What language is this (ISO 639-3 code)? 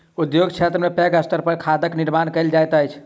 mai